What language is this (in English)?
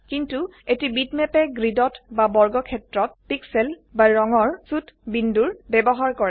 Assamese